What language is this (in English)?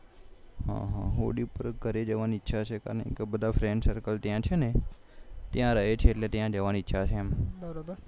Gujarati